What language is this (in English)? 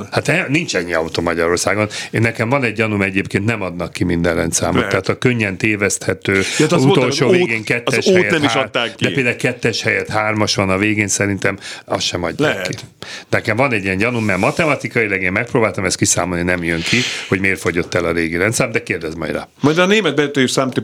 Hungarian